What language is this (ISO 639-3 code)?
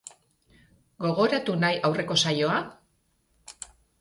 eus